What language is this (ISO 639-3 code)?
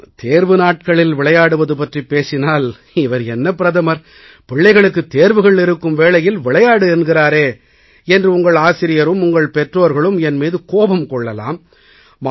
tam